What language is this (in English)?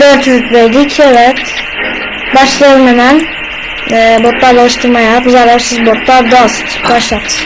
Turkish